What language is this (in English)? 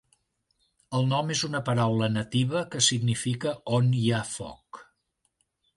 Catalan